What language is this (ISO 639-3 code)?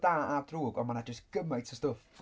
cym